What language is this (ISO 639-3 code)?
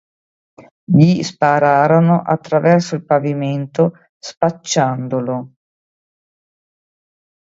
ita